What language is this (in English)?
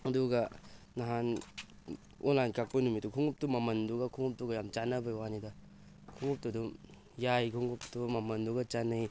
Manipuri